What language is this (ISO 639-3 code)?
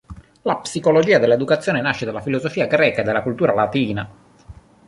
ita